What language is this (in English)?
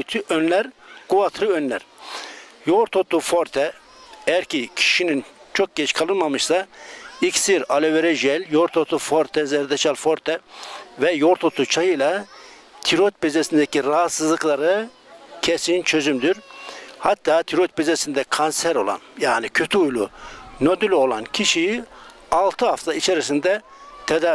Turkish